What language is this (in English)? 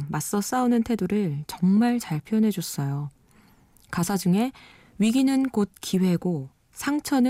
Korean